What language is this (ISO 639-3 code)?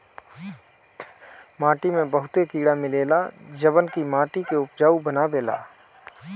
bho